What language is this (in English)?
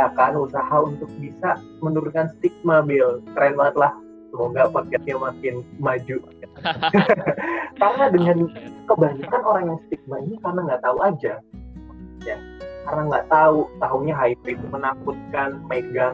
Indonesian